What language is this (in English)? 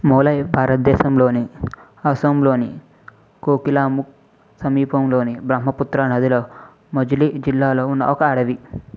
Telugu